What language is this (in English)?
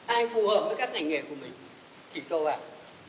Vietnamese